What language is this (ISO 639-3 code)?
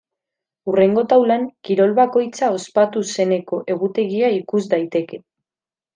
eus